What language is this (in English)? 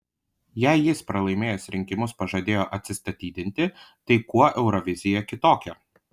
Lithuanian